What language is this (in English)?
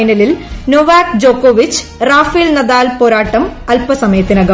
Malayalam